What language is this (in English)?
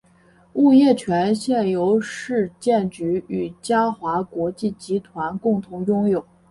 Chinese